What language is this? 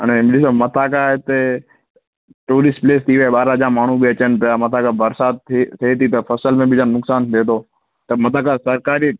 Sindhi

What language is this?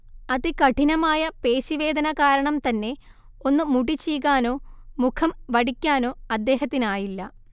Malayalam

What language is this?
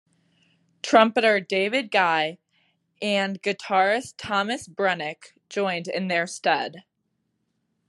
English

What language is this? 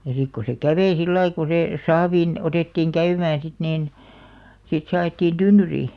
Finnish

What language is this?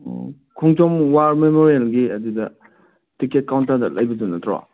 Manipuri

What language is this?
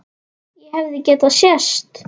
Icelandic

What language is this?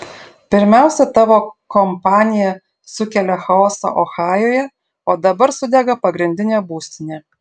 Lithuanian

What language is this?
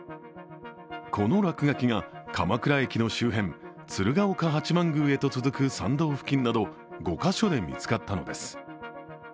Japanese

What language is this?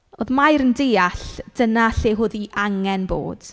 Welsh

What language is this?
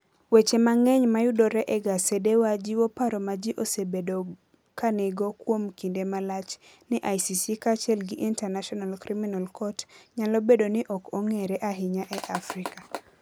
Luo (Kenya and Tanzania)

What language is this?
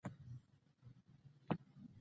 Pashto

